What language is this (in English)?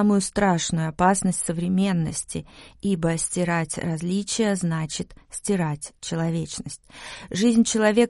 Russian